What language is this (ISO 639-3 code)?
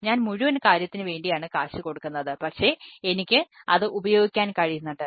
mal